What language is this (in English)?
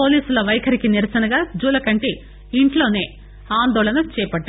Telugu